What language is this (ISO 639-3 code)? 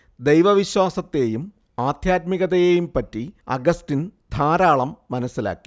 mal